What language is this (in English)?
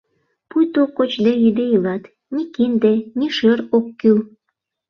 Mari